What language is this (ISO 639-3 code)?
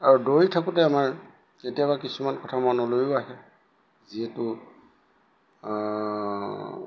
asm